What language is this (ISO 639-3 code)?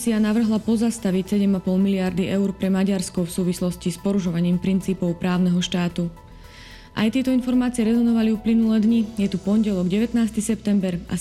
slk